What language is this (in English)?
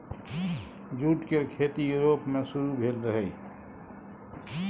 Maithili